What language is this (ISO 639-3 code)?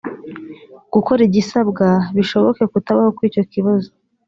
kin